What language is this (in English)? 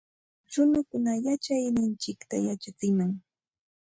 Santa Ana de Tusi Pasco Quechua